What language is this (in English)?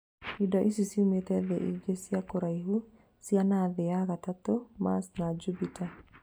Kikuyu